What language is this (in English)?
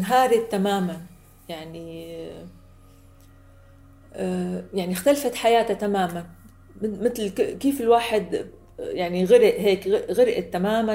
Arabic